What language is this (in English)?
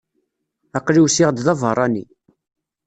Kabyle